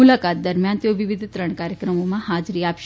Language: Gujarati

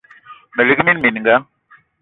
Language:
Eton (Cameroon)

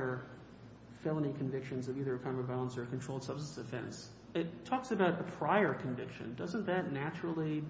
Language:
English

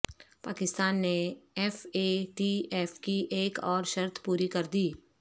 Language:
Urdu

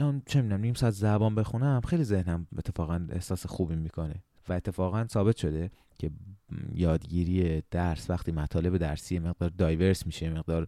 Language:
Persian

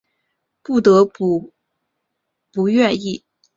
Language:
Chinese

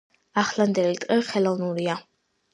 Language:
Georgian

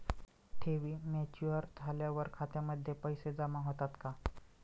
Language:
Marathi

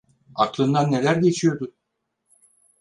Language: Turkish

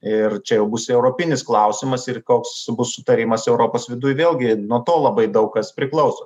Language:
Lithuanian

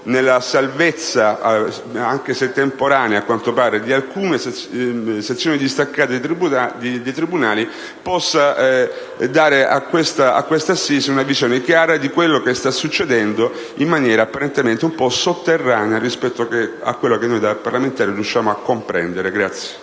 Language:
Italian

